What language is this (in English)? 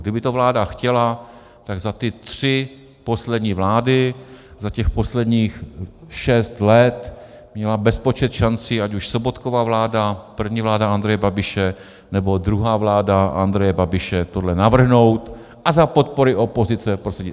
Czech